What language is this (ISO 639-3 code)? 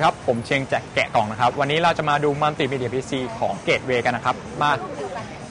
tha